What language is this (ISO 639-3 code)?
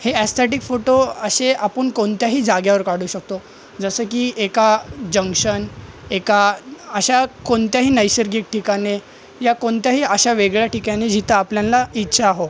mar